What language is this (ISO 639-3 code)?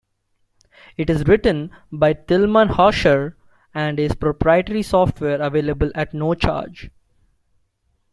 eng